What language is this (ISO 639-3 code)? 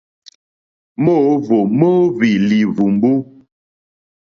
bri